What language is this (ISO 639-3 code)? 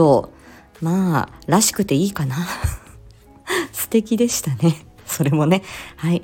jpn